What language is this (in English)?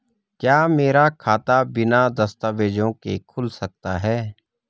Hindi